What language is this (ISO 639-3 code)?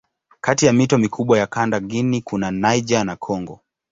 swa